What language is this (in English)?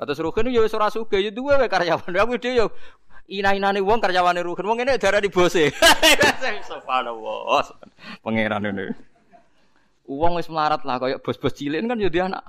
Indonesian